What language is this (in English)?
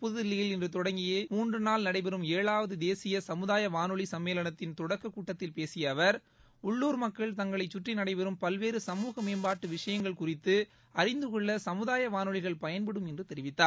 Tamil